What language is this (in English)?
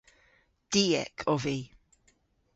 Cornish